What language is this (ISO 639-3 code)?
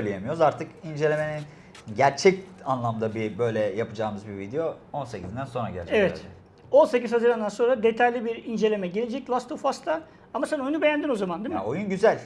tur